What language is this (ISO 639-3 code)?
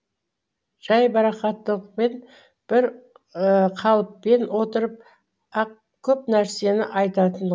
kaz